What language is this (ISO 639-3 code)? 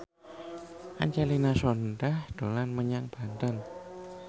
jav